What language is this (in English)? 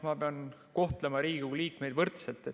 Estonian